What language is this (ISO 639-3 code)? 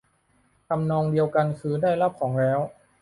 tha